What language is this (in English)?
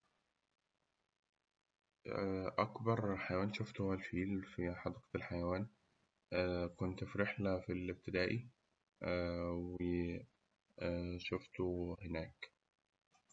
Egyptian Arabic